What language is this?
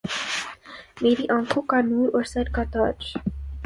Urdu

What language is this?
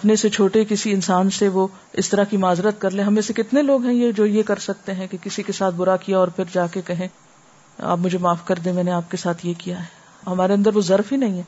Urdu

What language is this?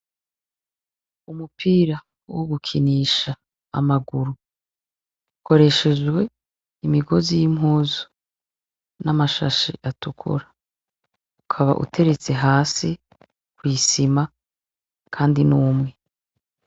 Rundi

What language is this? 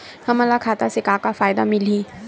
Chhattisgarhi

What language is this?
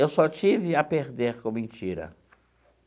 Portuguese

